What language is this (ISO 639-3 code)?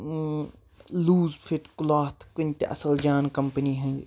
kas